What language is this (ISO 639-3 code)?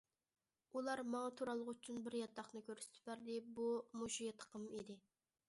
uig